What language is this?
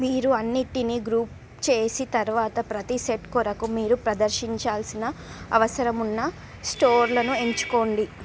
Telugu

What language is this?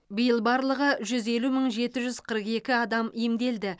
Kazakh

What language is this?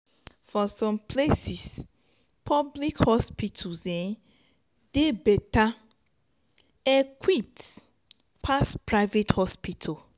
Nigerian Pidgin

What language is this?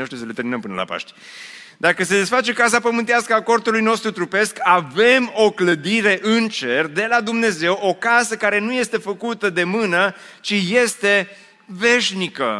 Romanian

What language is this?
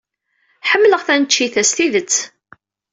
Kabyle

